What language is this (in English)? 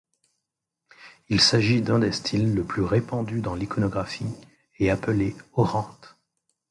French